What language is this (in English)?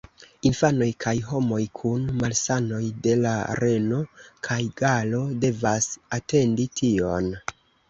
Esperanto